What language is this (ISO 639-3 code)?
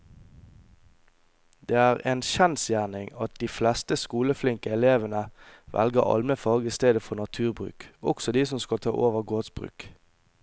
nor